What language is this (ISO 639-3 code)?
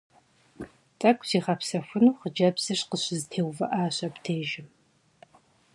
kbd